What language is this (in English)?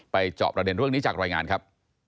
Thai